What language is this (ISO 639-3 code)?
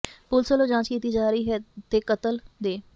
pan